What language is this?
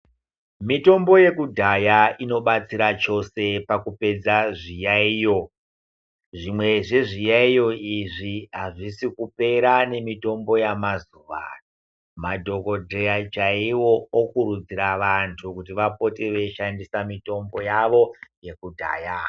Ndau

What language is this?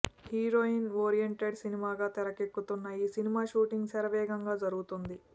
Telugu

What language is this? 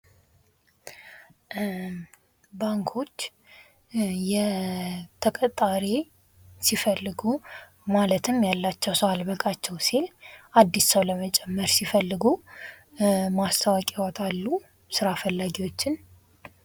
Amharic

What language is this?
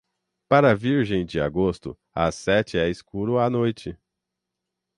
Portuguese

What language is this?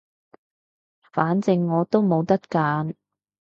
Cantonese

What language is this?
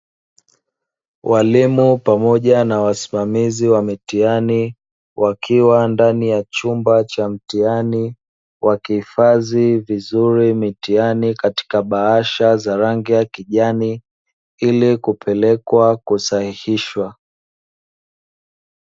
Swahili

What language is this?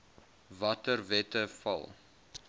Afrikaans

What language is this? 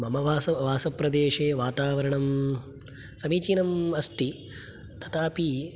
Sanskrit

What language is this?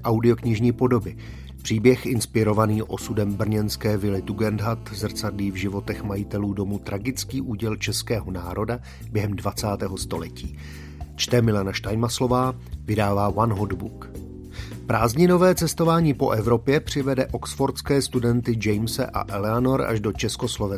Czech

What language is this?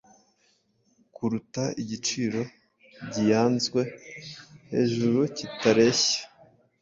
Kinyarwanda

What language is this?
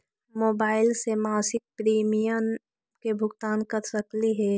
Magahi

